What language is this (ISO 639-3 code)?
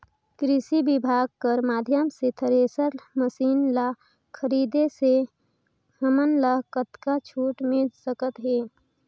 hne